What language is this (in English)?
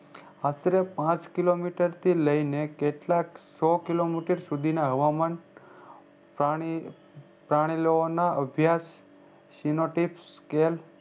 Gujarati